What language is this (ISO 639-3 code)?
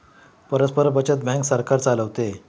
mar